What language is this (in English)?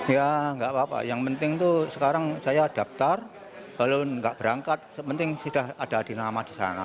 Indonesian